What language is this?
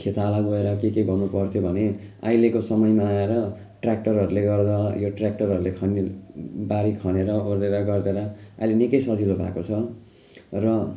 Nepali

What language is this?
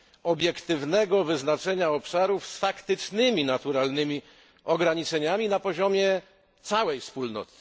Polish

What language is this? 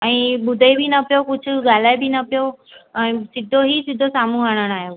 Sindhi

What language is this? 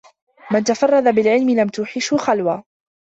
Arabic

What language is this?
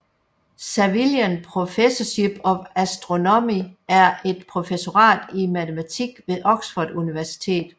Danish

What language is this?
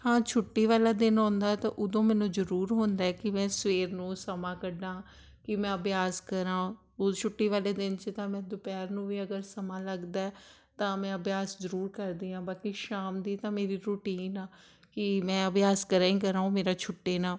Punjabi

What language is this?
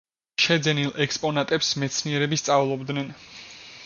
Georgian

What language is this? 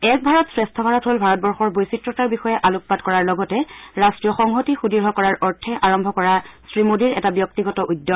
Assamese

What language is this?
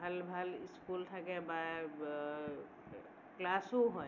Assamese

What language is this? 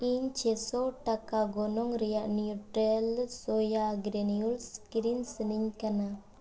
Santali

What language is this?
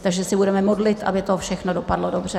Czech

